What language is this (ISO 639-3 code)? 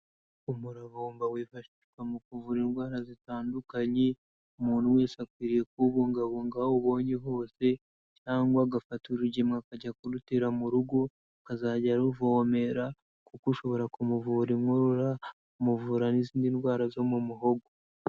kin